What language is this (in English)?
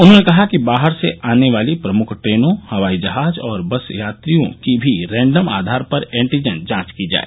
Hindi